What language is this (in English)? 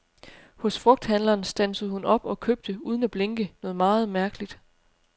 Danish